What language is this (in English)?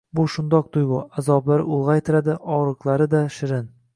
Uzbek